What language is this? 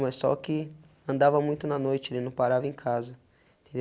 Portuguese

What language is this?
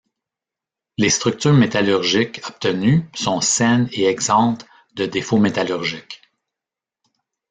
French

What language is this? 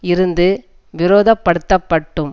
Tamil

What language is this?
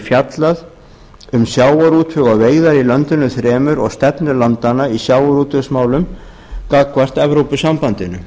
Icelandic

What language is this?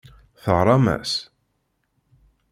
Kabyle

